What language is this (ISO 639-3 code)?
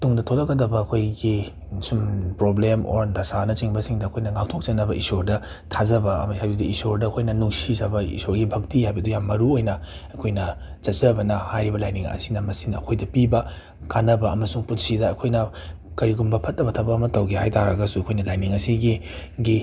mni